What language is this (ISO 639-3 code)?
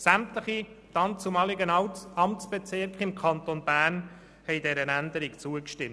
gsw